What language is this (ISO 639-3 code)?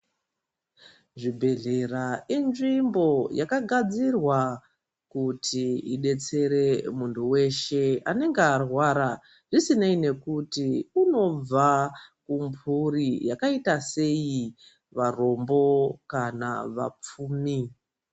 ndc